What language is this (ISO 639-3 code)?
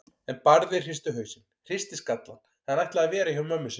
isl